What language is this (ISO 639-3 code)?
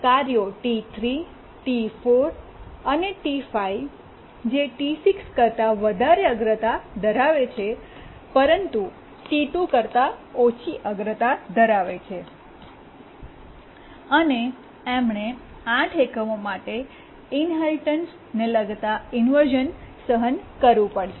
guj